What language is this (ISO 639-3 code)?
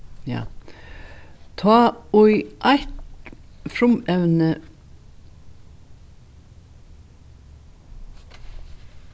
fao